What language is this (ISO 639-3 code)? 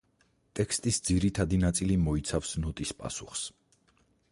kat